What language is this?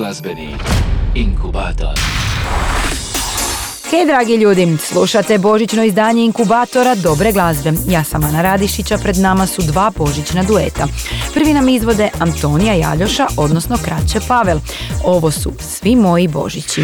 Croatian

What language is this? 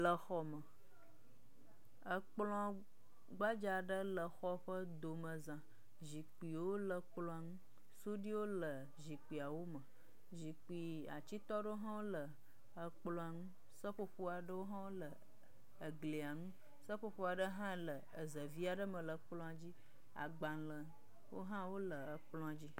Ewe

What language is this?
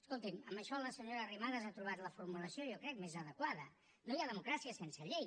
Catalan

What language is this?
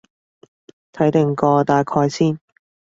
Cantonese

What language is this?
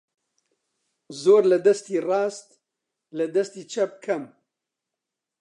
Central Kurdish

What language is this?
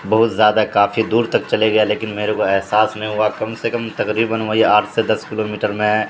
Urdu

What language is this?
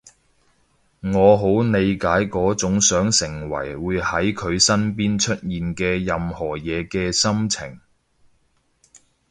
Cantonese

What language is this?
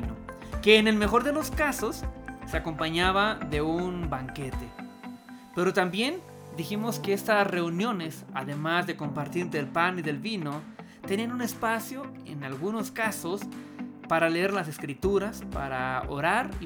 Spanish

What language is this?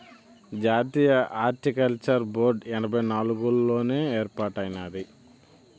Telugu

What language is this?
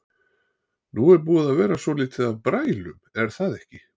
Icelandic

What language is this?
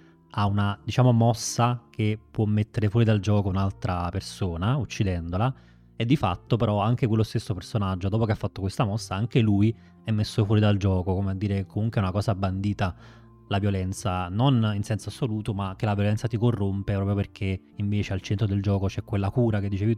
Italian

